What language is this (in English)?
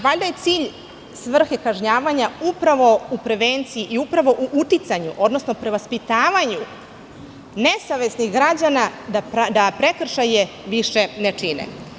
Serbian